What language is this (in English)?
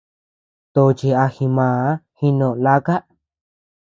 Tepeuxila Cuicatec